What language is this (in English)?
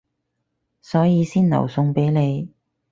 Cantonese